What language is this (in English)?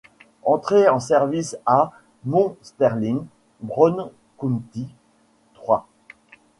French